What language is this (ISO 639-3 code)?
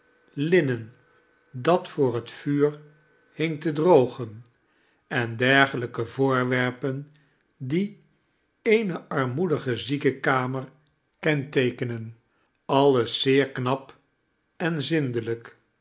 nld